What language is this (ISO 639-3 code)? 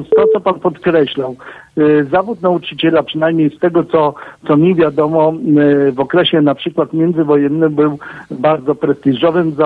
pol